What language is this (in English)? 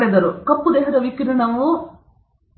Kannada